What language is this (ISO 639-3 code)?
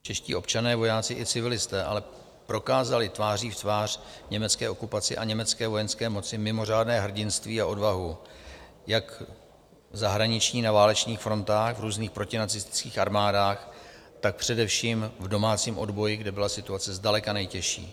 ces